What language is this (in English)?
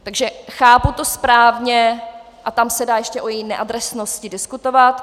Czech